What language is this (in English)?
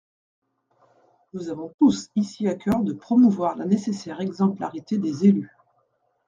French